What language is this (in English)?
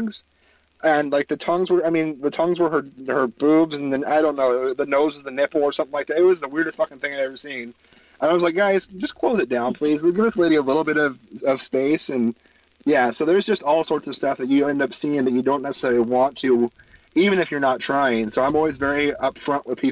English